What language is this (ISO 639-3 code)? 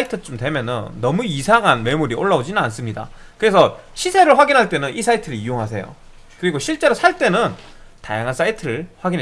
kor